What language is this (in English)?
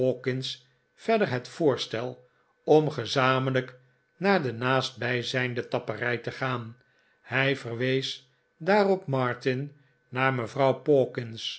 Dutch